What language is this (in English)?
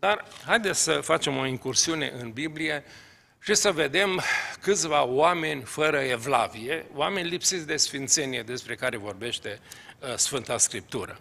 Romanian